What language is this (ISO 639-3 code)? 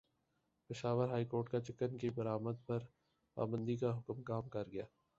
urd